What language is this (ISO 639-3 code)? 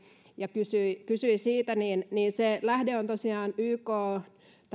fin